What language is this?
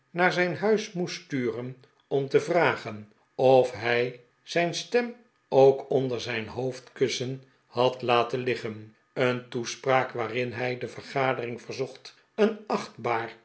Dutch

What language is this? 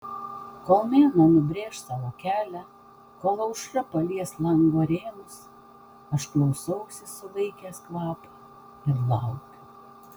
Lithuanian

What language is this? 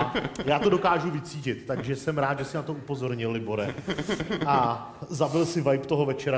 Czech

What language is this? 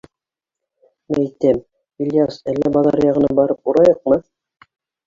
Bashkir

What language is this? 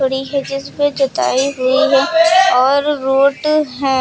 Hindi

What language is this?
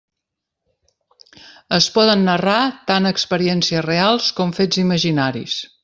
Catalan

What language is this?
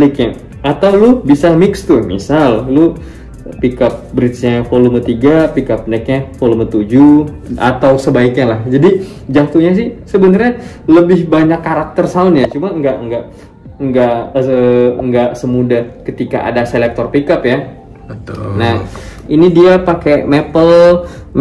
Indonesian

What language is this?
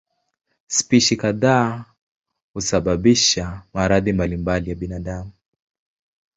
Swahili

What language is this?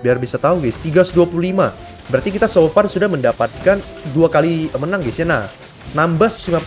Indonesian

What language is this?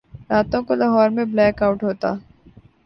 Urdu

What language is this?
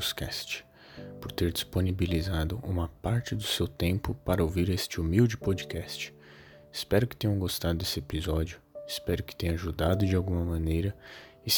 Portuguese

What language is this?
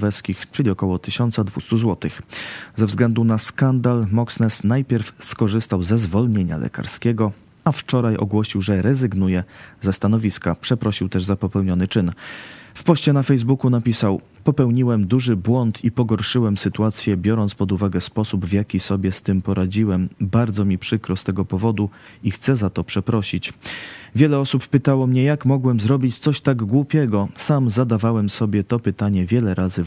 Polish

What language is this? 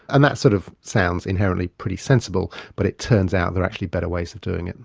English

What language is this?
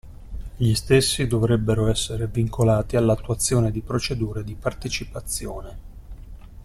Italian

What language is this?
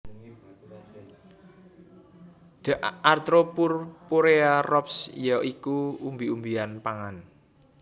Javanese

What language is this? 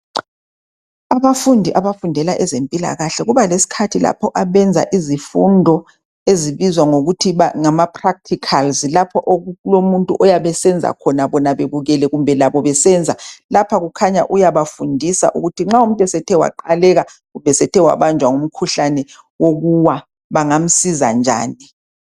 North Ndebele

